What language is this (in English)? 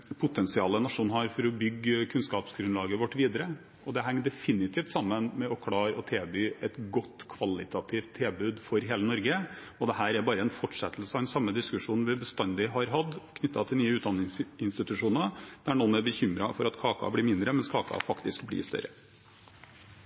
Norwegian Bokmål